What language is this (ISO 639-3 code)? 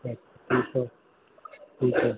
snd